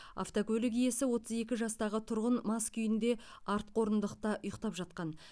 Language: Kazakh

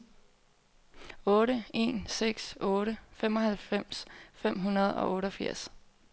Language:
Danish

